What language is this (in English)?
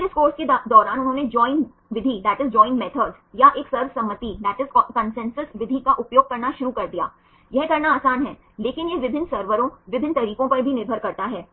Hindi